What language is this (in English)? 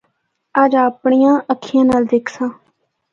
Northern Hindko